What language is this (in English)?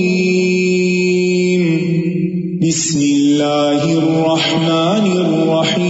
Urdu